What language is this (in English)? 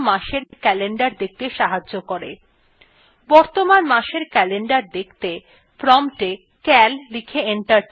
Bangla